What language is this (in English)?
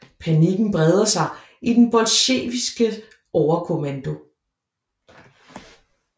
Danish